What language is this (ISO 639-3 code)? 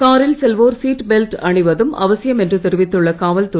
tam